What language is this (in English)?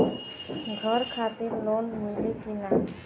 Bhojpuri